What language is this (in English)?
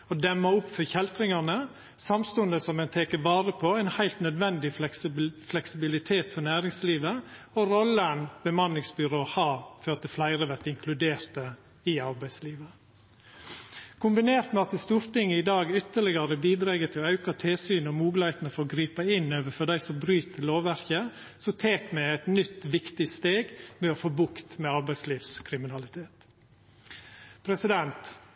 Norwegian Nynorsk